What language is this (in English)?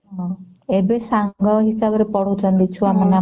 Odia